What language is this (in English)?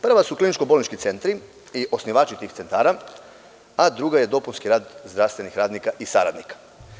Serbian